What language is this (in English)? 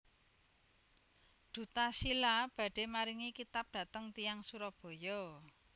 Javanese